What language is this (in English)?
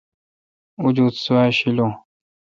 Kalkoti